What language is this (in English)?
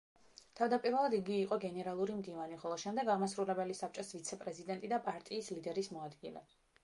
Georgian